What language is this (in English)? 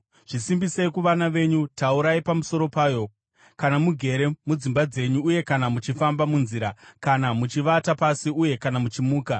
Shona